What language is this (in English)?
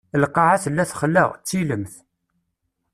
Kabyle